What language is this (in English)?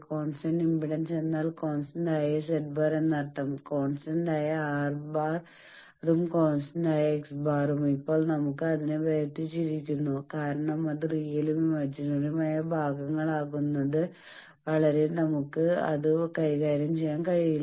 Malayalam